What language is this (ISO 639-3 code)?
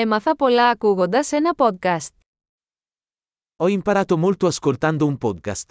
ell